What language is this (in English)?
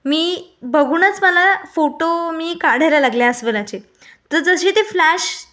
Marathi